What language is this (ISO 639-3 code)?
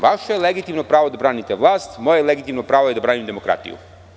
srp